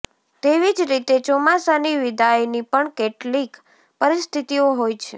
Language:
Gujarati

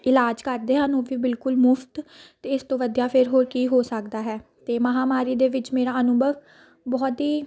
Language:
Punjabi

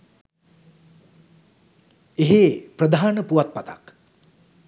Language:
Sinhala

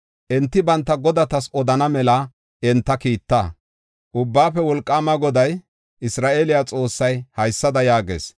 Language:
Gofa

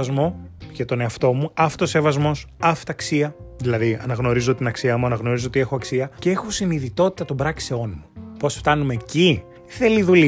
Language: Greek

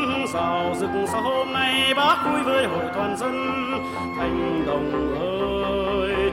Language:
Vietnamese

